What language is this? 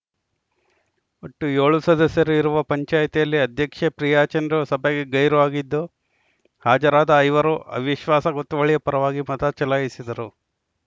Kannada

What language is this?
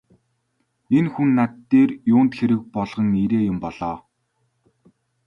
Mongolian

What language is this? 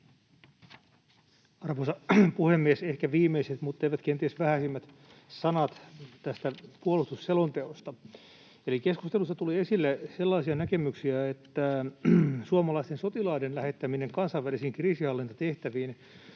Finnish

